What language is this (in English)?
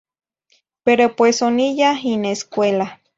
Zacatlán-Ahuacatlán-Tepetzintla Nahuatl